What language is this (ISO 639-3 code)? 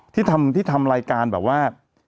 tha